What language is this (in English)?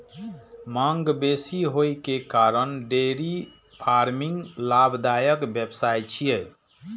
Maithili